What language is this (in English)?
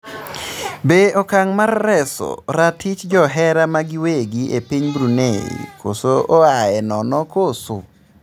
Luo (Kenya and Tanzania)